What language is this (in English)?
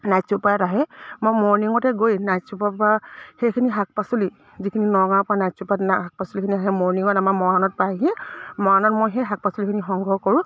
Assamese